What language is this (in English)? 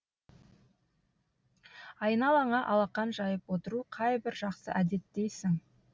Kazakh